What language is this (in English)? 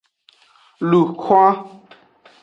Aja (Benin)